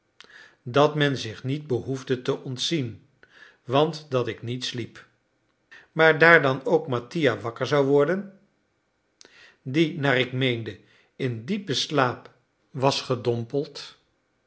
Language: Dutch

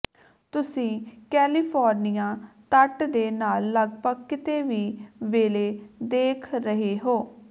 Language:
Punjabi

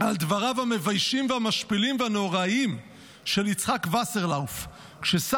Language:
Hebrew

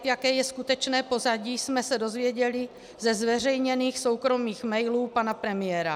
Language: Czech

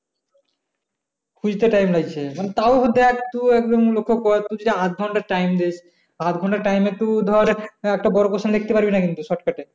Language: Bangla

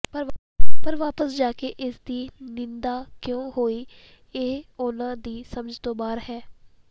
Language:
Punjabi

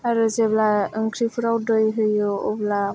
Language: Bodo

